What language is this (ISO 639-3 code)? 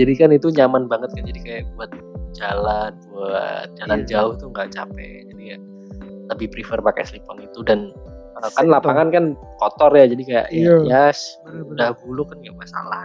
ind